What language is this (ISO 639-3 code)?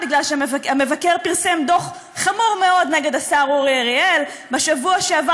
heb